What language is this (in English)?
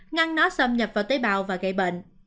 Vietnamese